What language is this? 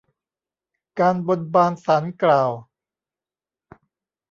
Thai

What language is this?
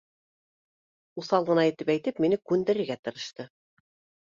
Bashkir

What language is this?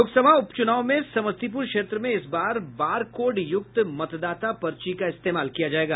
Hindi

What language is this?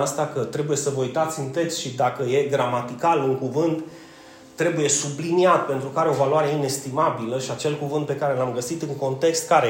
Romanian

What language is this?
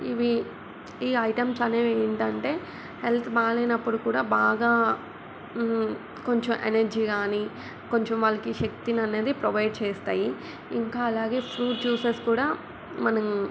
Telugu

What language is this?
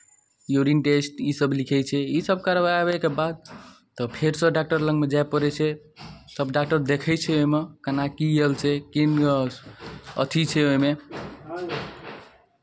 Maithili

